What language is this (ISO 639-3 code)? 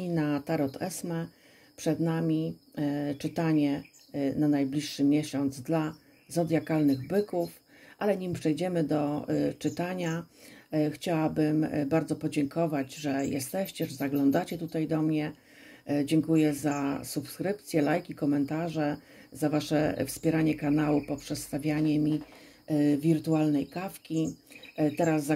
pol